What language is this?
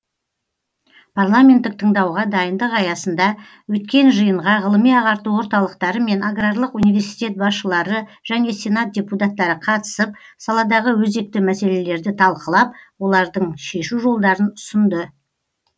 Kazakh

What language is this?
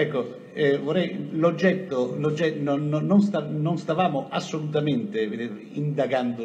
Italian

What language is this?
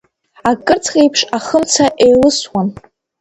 Abkhazian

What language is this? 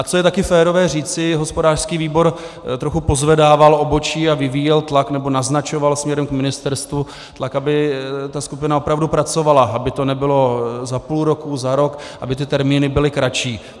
Czech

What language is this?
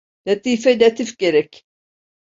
Turkish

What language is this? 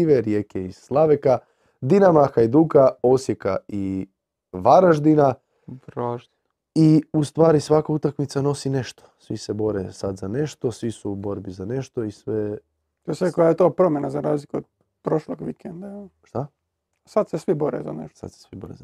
Croatian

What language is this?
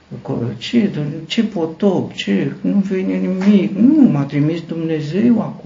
Romanian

